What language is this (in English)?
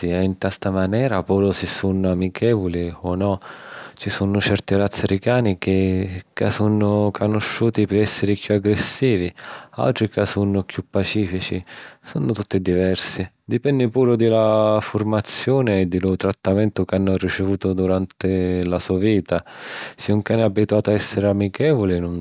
Sicilian